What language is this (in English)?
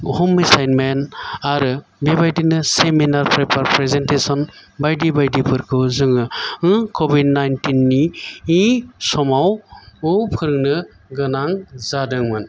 Bodo